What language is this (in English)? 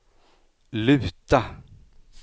Swedish